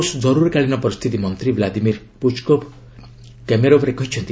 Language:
Odia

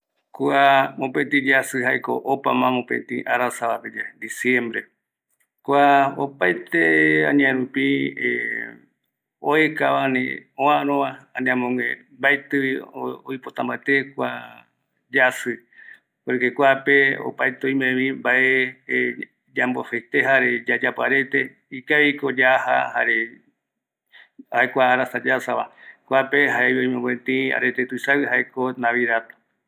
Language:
Eastern Bolivian Guaraní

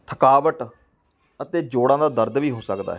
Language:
Punjabi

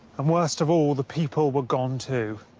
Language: English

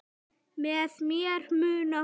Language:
Icelandic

